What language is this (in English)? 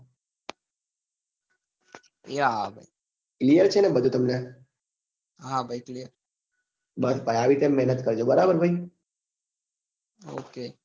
Gujarati